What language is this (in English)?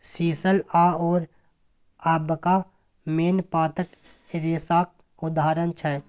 Maithili